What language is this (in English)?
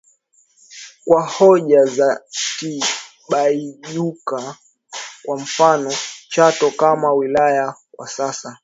Swahili